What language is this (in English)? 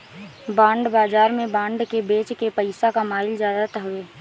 Bhojpuri